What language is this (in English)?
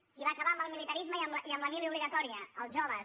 Catalan